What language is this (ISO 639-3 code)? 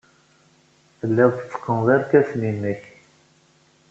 kab